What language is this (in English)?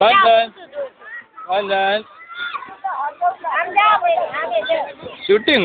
Indonesian